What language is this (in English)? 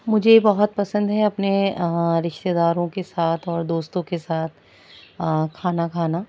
Urdu